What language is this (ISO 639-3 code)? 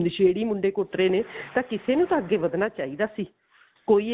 pan